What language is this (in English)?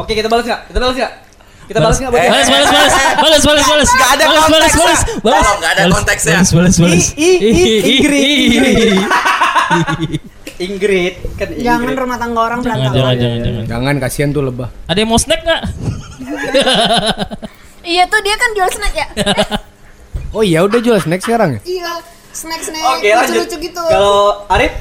Indonesian